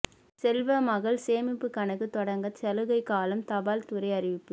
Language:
Tamil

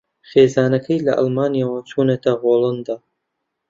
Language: Central Kurdish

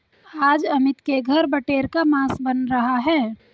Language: Hindi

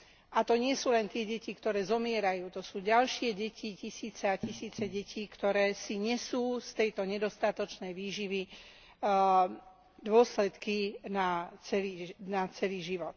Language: Slovak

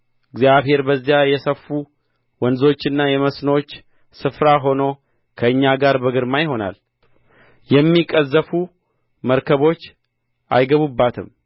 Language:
Amharic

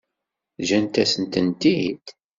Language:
Kabyle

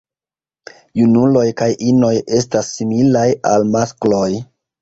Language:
Esperanto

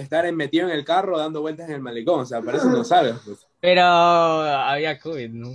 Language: Spanish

